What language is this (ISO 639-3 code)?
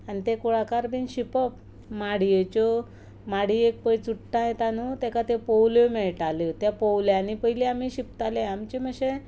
kok